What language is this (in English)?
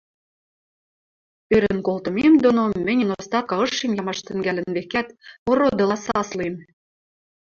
Western Mari